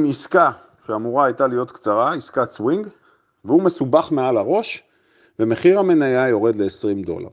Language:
Hebrew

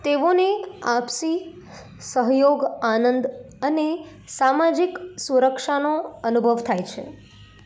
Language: Gujarati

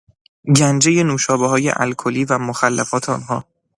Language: Persian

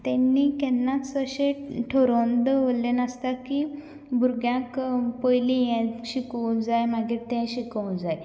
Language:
Konkani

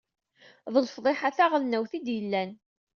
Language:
Kabyle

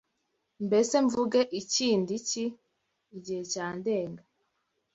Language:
Kinyarwanda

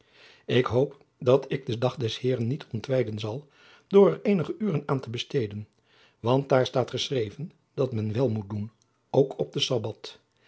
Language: Dutch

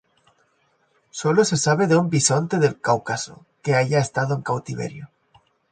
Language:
Spanish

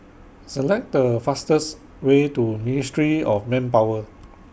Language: English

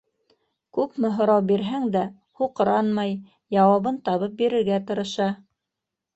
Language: Bashkir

